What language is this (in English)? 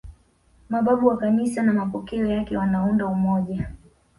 Swahili